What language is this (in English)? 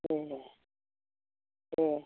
Bodo